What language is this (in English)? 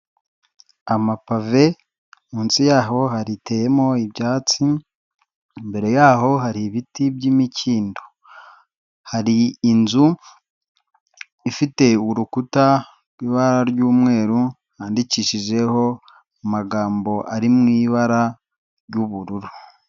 Kinyarwanda